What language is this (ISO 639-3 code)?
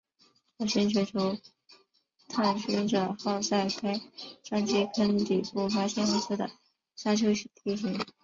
zho